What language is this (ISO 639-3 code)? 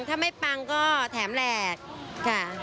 tha